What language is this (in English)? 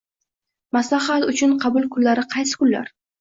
Uzbek